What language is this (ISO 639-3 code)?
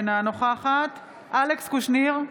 heb